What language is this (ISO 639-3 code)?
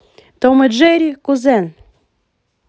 rus